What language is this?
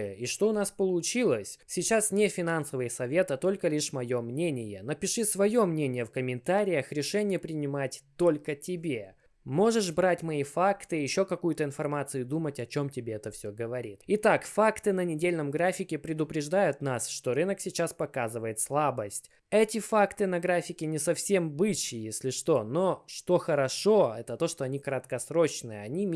Russian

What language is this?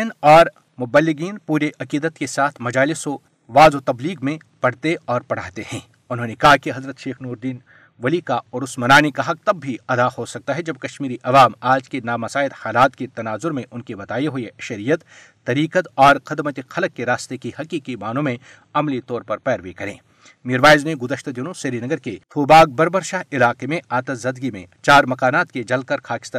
Urdu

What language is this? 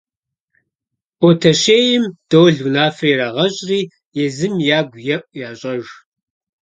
Kabardian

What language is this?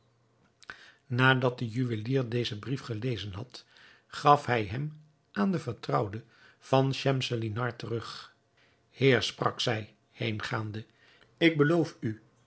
Dutch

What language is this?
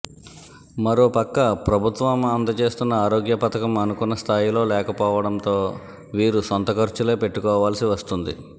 Telugu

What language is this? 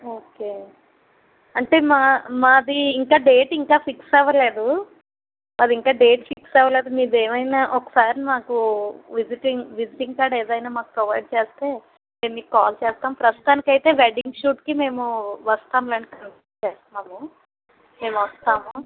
Telugu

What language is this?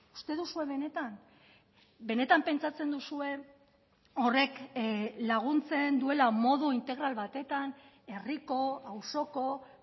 Basque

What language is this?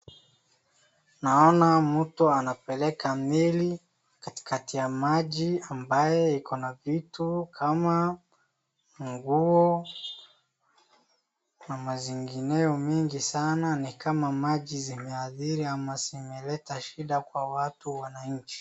Swahili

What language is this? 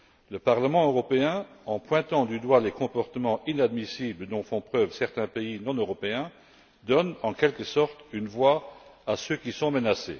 French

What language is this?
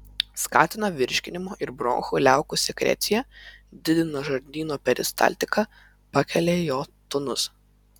Lithuanian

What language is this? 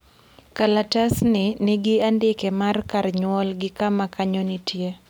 Luo (Kenya and Tanzania)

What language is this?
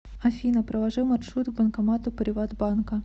Russian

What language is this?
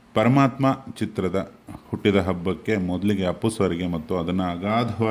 Romanian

